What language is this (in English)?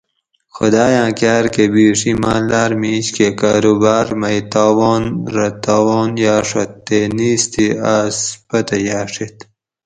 Gawri